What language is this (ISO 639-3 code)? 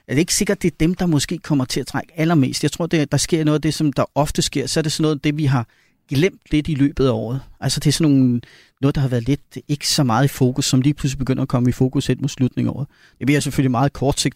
dan